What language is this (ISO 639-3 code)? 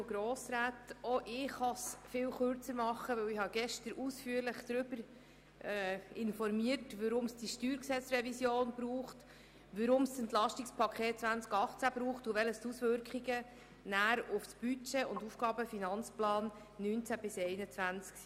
gsw